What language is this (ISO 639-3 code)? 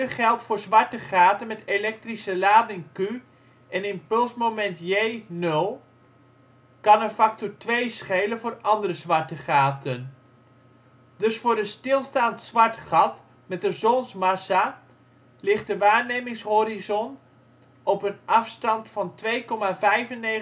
nld